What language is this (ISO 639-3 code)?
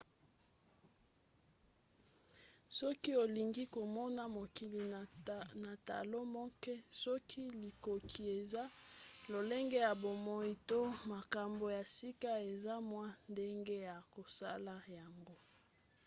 lin